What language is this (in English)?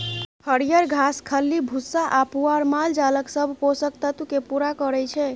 Maithili